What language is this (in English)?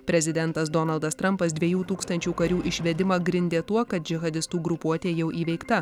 Lithuanian